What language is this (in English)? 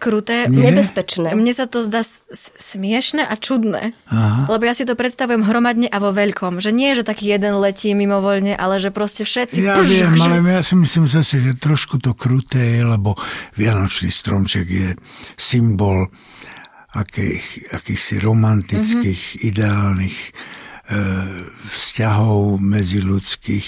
Slovak